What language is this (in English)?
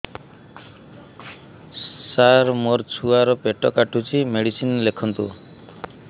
Odia